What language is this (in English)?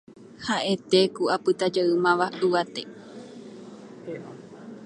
Guarani